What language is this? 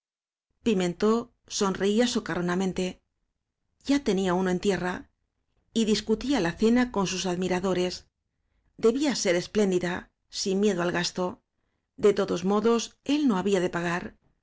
Spanish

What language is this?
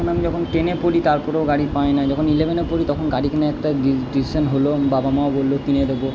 Bangla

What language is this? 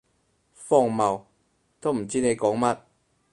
Cantonese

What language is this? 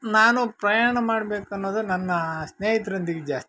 Kannada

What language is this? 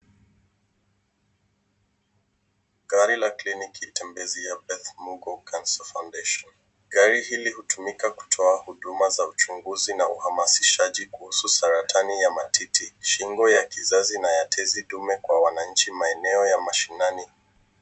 Swahili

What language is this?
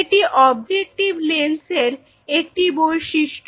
Bangla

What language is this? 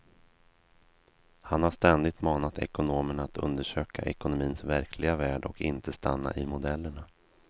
Swedish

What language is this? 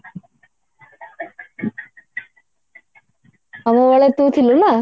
Odia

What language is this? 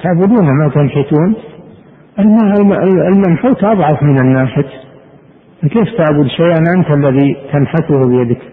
Arabic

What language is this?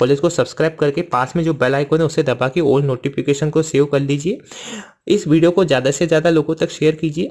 Hindi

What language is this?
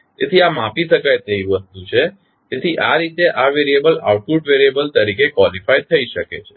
Gujarati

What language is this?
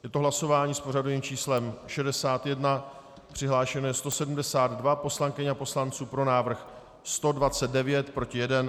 Czech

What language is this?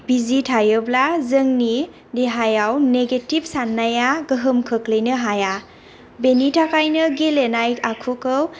Bodo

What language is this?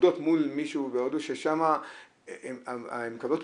Hebrew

